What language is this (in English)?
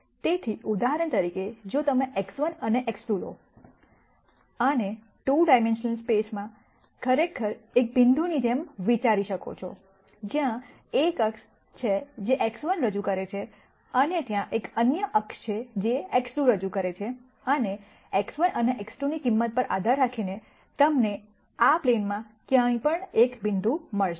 Gujarati